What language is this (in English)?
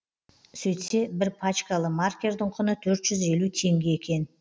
Kazakh